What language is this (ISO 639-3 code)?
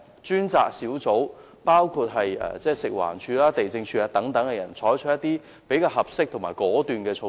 yue